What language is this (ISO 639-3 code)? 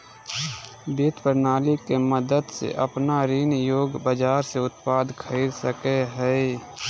mag